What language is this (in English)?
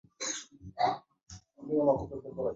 Swahili